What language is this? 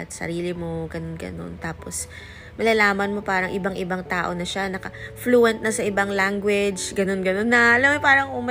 Filipino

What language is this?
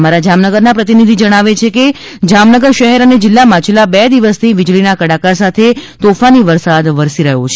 Gujarati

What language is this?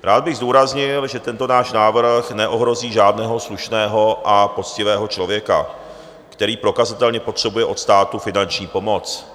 Czech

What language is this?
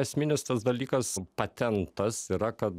Lithuanian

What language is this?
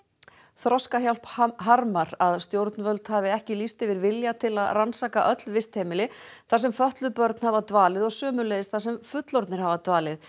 Icelandic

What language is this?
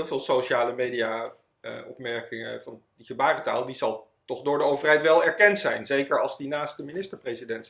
Dutch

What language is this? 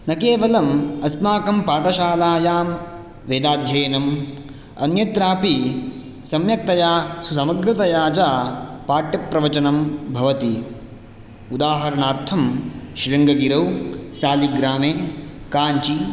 Sanskrit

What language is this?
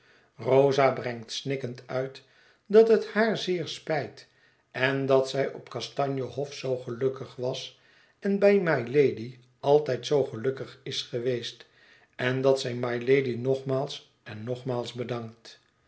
Dutch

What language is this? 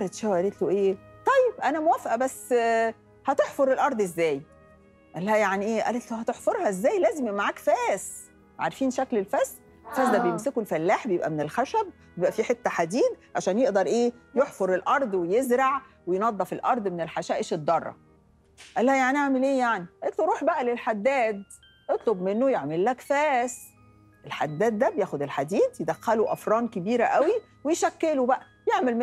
Arabic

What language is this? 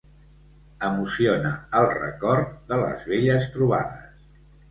Catalan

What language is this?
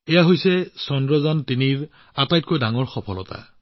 Assamese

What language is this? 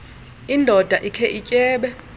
Xhosa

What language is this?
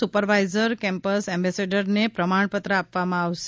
Gujarati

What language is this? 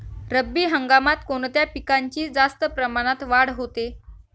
Marathi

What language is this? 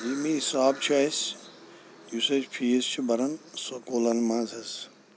Kashmiri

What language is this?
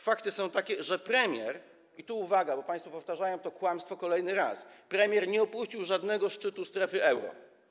Polish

